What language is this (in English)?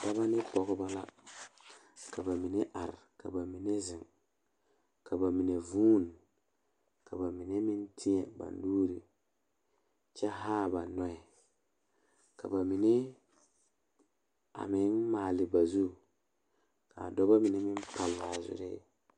Southern Dagaare